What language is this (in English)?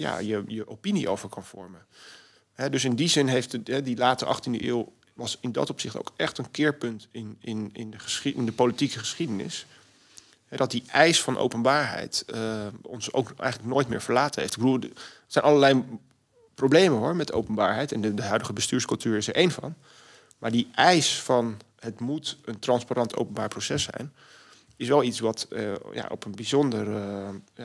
Dutch